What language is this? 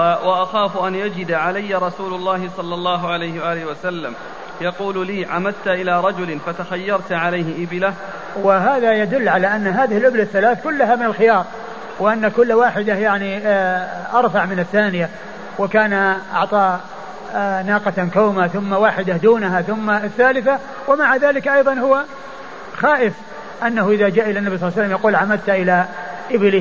Arabic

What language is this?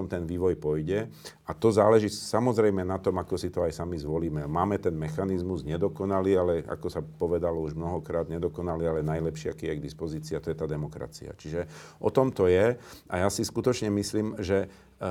Slovak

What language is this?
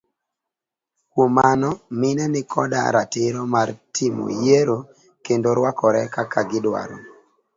Luo (Kenya and Tanzania)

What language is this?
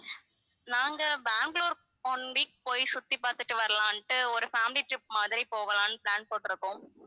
Tamil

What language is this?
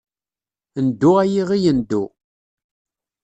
Kabyle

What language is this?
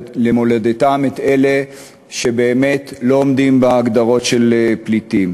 Hebrew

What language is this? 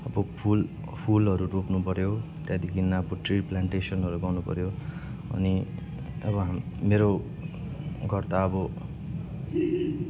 Nepali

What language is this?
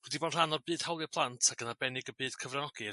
Welsh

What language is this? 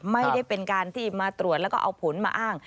Thai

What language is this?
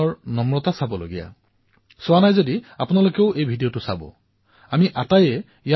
Assamese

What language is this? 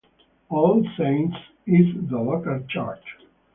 English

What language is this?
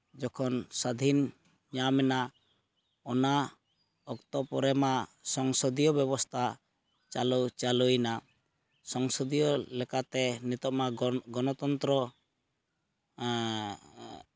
Santali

